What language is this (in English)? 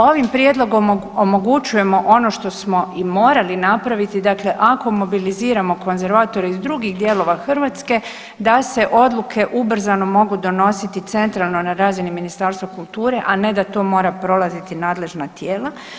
Croatian